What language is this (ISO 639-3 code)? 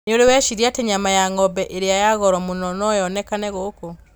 kik